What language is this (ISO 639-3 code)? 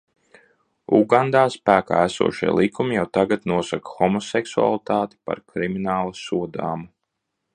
lav